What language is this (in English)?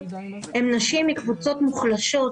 Hebrew